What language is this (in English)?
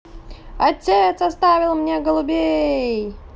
Russian